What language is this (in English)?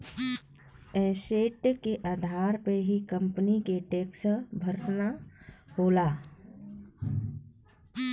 Bhojpuri